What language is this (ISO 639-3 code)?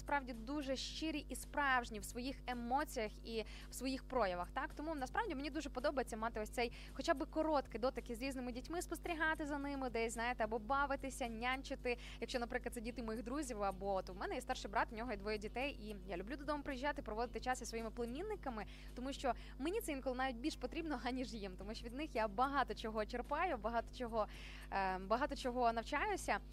ukr